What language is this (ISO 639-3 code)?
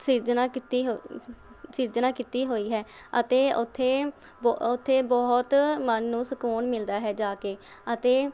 pan